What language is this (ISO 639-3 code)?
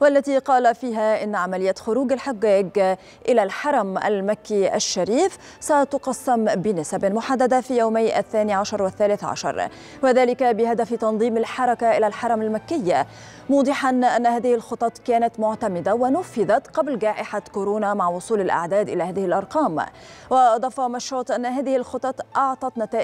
ara